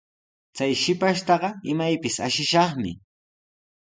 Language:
Sihuas Ancash Quechua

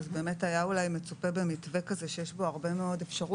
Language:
Hebrew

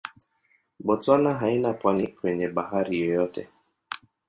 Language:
Swahili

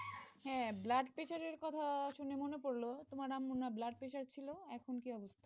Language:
Bangla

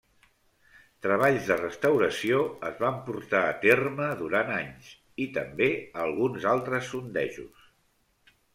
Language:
Catalan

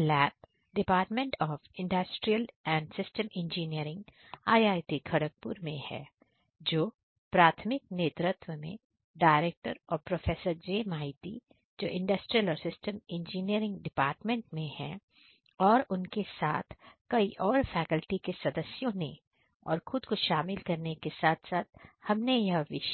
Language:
Hindi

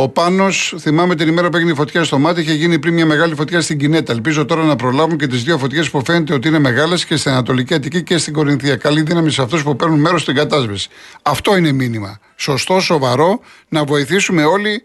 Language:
Greek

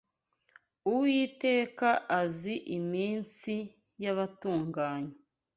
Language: Kinyarwanda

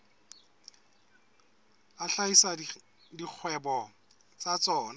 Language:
Southern Sotho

